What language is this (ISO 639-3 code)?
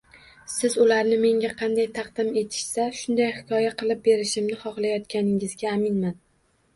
uzb